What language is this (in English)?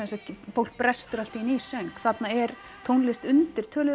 Icelandic